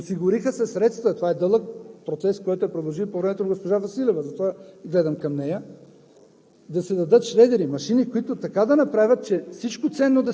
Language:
Bulgarian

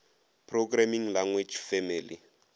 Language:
Northern Sotho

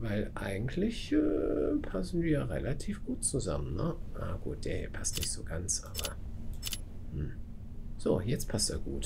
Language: German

